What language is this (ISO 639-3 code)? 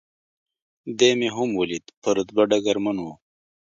pus